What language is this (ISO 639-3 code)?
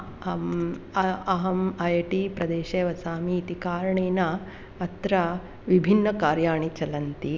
san